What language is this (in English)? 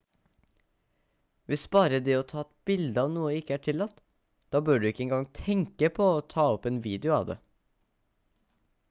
Norwegian Bokmål